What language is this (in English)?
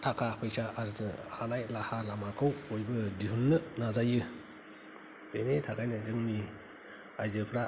Bodo